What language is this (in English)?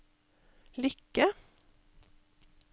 Norwegian